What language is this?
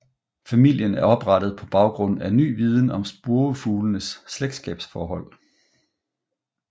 Danish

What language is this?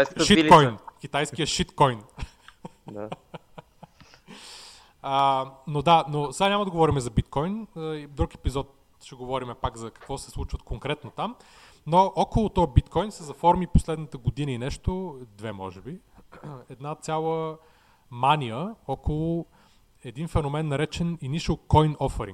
Bulgarian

